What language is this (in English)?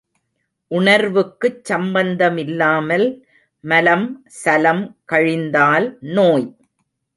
Tamil